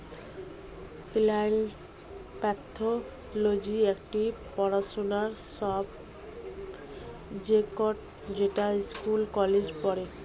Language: Bangla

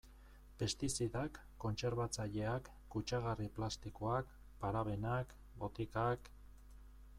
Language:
Basque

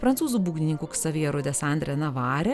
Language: Lithuanian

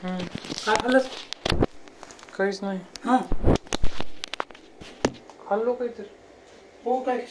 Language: Marathi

